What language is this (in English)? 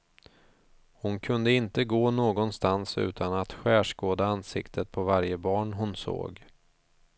Swedish